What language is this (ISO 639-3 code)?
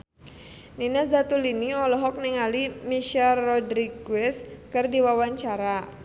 sun